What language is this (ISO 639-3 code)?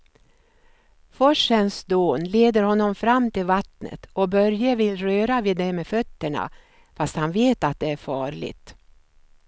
swe